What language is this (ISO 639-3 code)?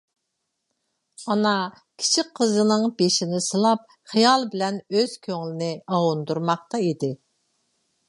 uig